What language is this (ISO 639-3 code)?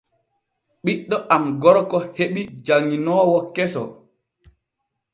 fue